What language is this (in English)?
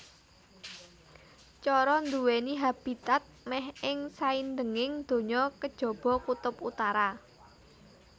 Javanese